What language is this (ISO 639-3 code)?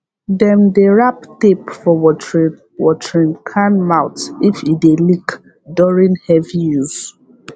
pcm